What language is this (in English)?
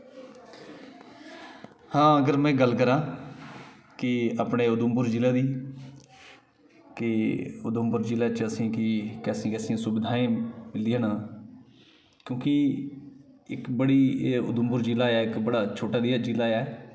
Dogri